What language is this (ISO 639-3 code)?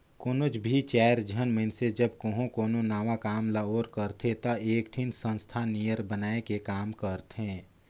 hne